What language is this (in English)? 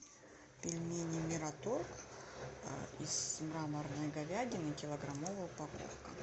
Russian